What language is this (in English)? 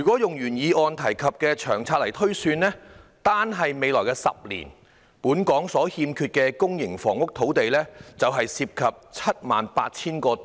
Cantonese